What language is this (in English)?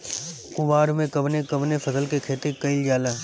Bhojpuri